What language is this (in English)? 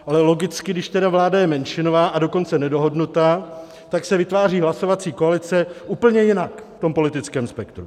Czech